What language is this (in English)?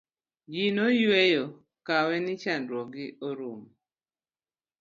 Luo (Kenya and Tanzania)